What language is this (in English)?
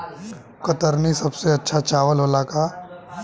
Bhojpuri